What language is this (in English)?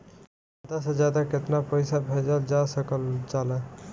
Bhojpuri